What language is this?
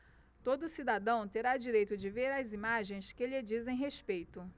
Portuguese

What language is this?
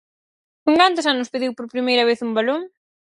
Galician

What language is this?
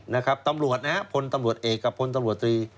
Thai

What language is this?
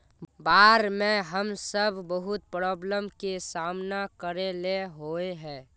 Magahi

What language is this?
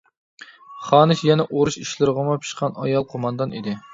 Uyghur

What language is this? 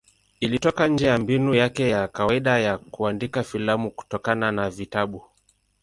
Swahili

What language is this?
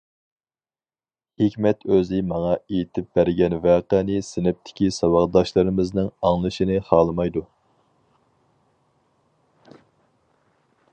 Uyghur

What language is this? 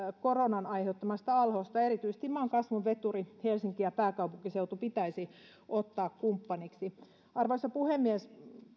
Finnish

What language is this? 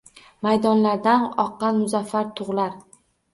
Uzbek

